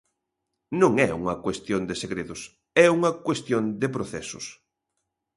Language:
Galician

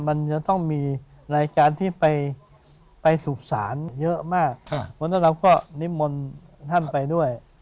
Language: Thai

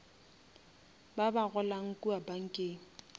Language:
Northern Sotho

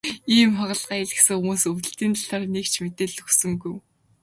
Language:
Mongolian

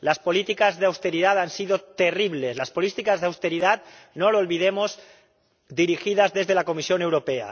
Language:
Spanish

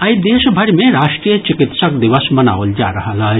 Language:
Maithili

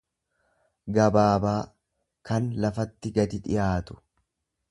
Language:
Oromo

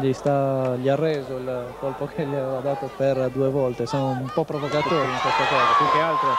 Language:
Italian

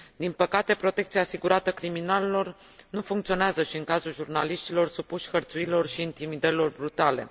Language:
Romanian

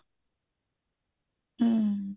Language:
Punjabi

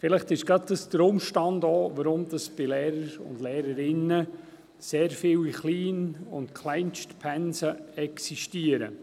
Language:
Swiss German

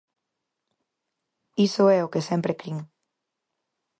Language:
Galician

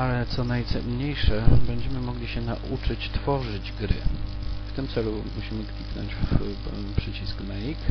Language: Polish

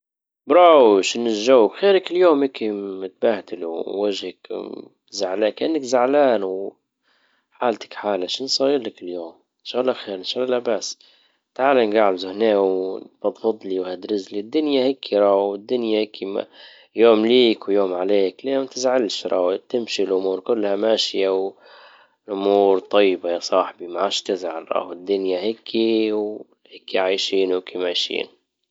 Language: Libyan Arabic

